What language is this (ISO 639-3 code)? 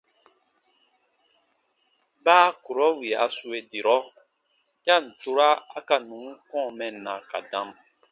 bba